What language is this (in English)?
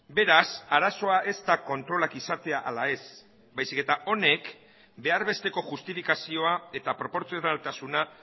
Basque